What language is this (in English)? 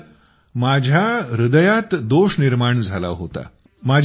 Marathi